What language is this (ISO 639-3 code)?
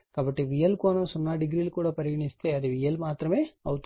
tel